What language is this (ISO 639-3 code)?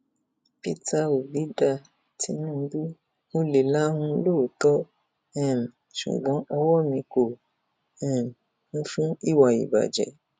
yor